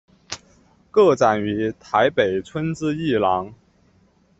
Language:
Chinese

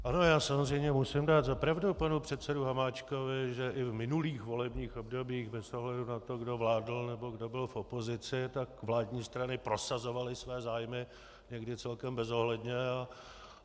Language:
Czech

